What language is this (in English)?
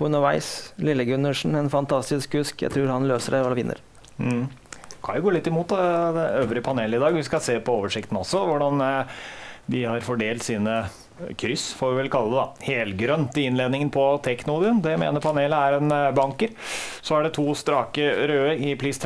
Norwegian